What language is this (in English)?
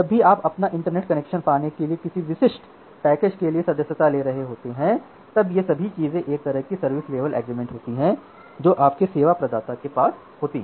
Hindi